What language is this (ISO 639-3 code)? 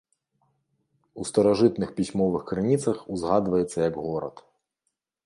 bel